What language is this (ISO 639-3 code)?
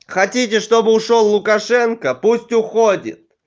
rus